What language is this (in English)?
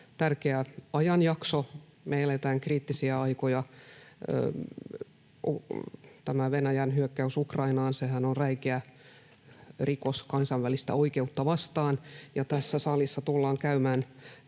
Finnish